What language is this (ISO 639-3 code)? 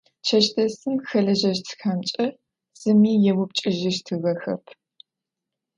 ady